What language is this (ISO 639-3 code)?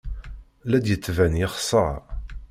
kab